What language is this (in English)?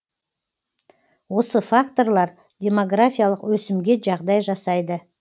Kazakh